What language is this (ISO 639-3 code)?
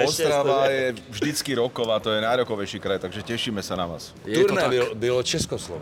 ces